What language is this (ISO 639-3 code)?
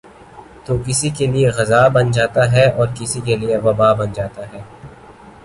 urd